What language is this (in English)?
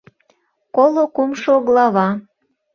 Mari